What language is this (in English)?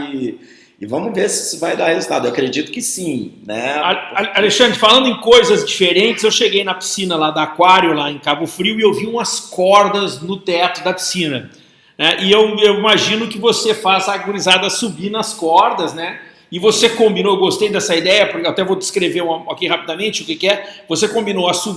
Portuguese